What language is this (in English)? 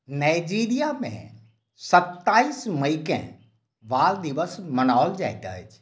Maithili